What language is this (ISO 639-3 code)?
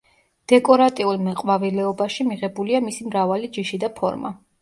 kat